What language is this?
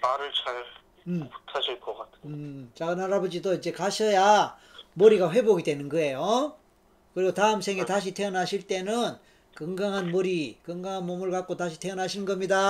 Korean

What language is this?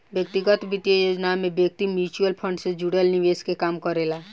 Bhojpuri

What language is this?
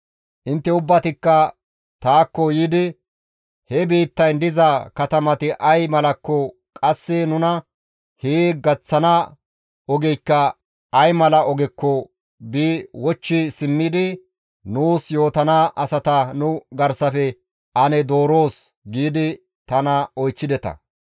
Gamo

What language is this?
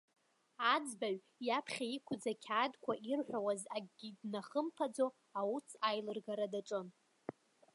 Abkhazian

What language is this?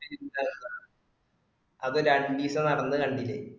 Malayalam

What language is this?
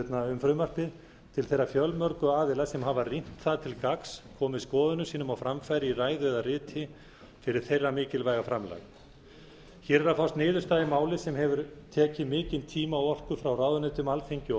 Icelandic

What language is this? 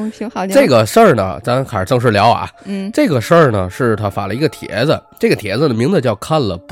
Chinese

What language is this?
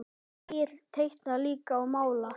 Icelandic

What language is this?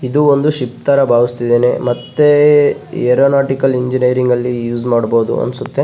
Kannada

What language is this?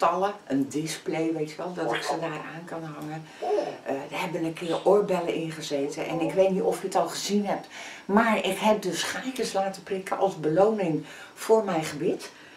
Dutch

